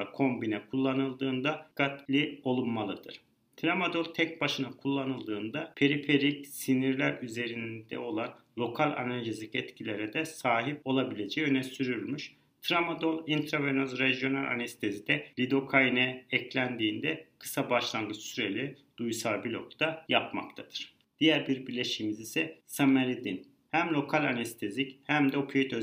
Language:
Turkish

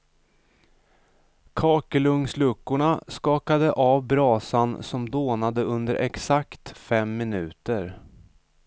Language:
Swedish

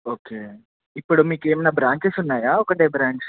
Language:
Telugu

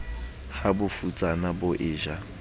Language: Southern Sotho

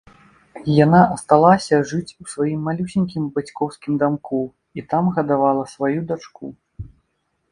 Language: Belarusian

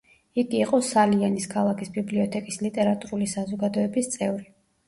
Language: Georgian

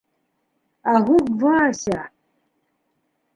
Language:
Bashkir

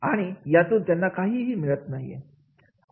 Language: Marathi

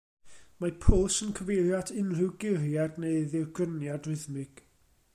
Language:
Welsh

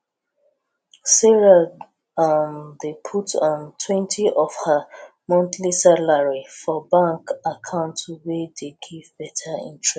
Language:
Nigerian Pidgin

